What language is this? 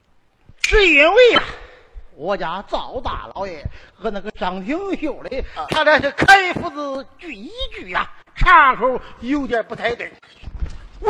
Chinese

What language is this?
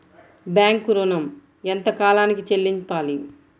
Telugu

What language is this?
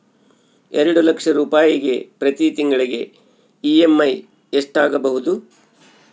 Kannada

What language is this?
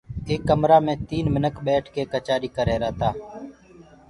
Gurgula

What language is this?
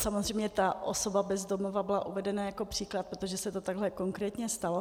Czech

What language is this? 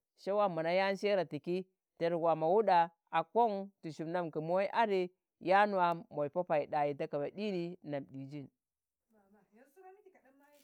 Tangale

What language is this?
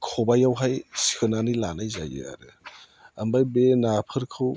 Bodo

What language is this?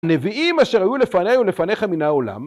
Hebrew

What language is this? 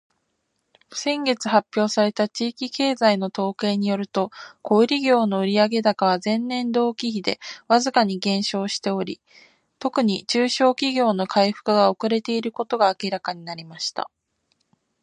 Japanese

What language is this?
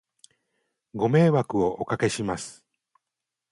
Japanese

